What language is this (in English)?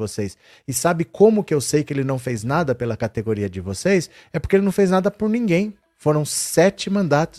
Portuguese